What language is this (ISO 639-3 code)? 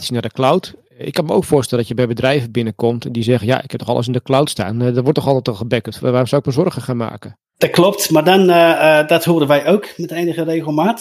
nld